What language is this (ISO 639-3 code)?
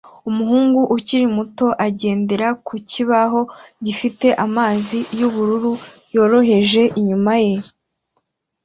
kin